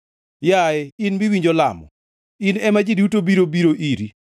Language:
Luo (Kenya and Tanzania)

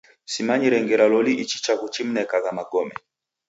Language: Taita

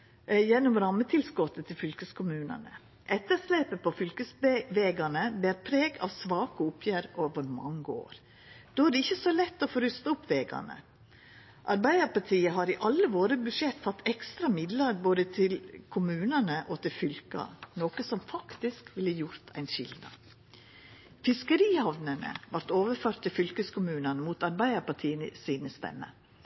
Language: Norwegian Nynorsk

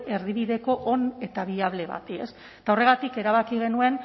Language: Basque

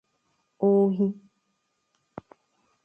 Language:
Igbo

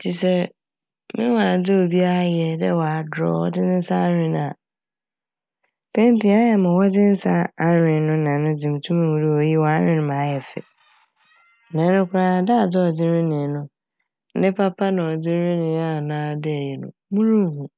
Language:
Akan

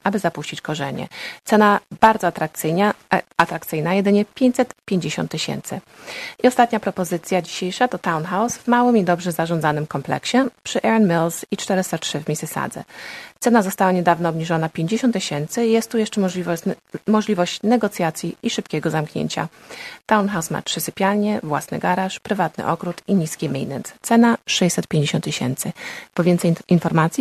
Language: Polish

